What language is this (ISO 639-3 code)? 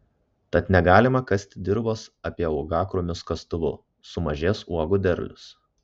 lit